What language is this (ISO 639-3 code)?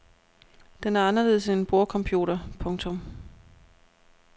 dan